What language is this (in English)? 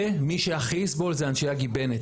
Hebrew